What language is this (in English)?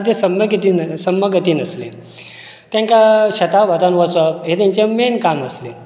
Konkani